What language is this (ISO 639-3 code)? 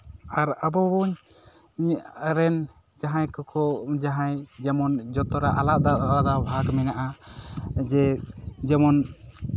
sat